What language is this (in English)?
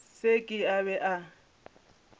Northern Sotho